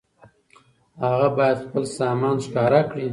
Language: Pashto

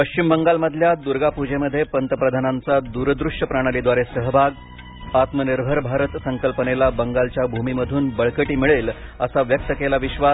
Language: Marathi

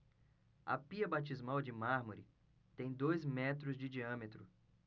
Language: Portuguese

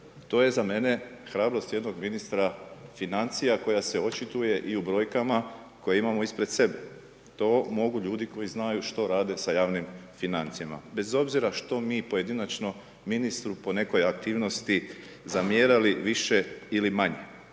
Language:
Croatian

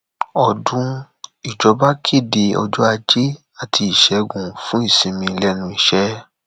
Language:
Yoruba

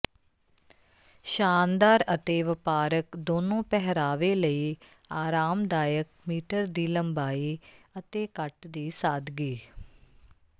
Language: Punjabi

